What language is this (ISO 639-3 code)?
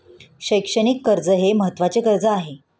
mar